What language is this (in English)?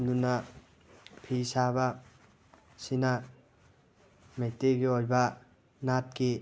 Manipuri